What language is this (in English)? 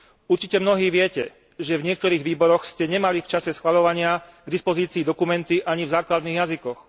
Slovak